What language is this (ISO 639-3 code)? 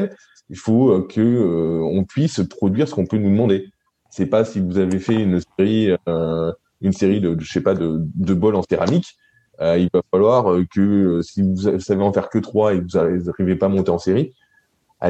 fra